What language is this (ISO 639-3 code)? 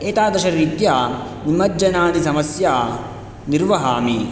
san